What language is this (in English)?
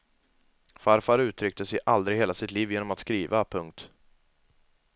Swedish